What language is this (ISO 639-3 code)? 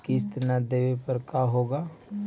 mag